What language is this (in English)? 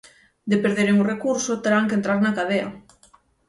Galician